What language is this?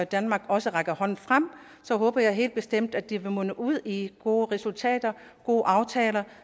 Danish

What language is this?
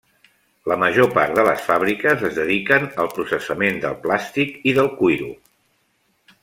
Catalan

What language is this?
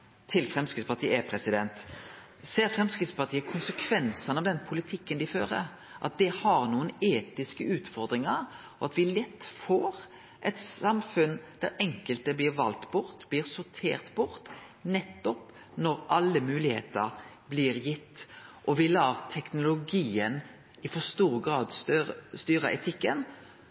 Norwegian Nynorsk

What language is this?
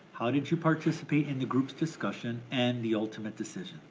English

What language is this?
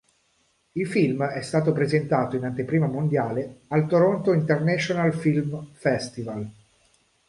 Italian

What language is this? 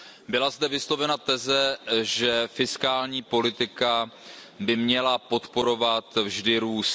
Czech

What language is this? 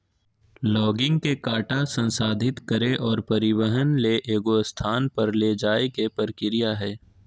Magahi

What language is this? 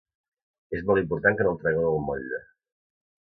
Catalan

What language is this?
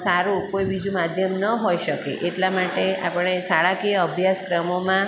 Gujarati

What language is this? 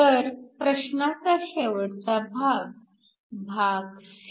Marathi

